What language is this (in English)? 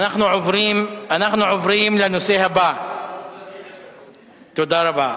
Hebrew